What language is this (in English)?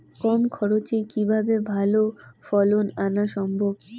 Bangla